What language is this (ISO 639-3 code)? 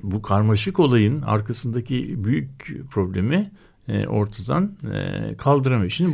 tur